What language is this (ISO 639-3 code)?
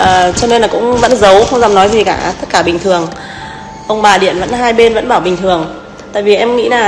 vie